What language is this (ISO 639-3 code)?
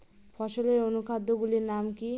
ben